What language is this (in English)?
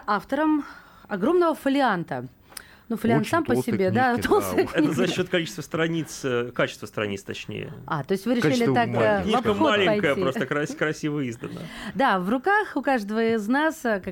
Russian